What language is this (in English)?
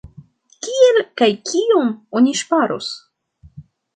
Esperanto